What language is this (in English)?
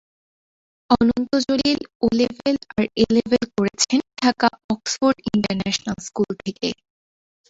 Bangla